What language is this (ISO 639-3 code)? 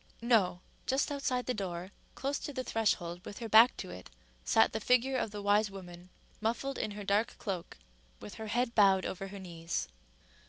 eng